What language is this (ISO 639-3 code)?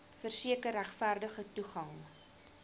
afr